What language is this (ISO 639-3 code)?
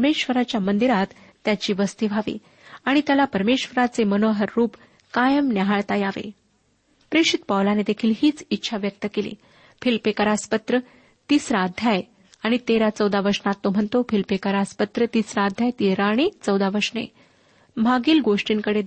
mar